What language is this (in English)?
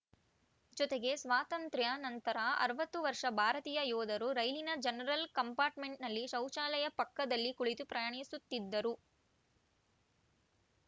Kannada